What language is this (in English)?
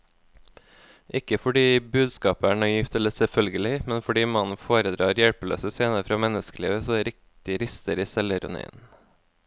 Norwegian